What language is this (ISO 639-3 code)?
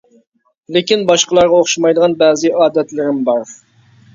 uig